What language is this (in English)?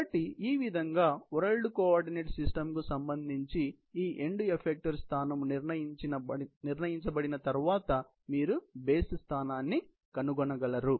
Telugu